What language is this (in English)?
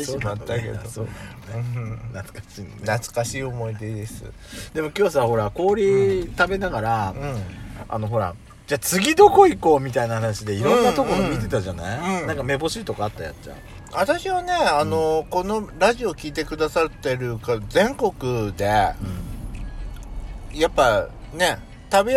Japanese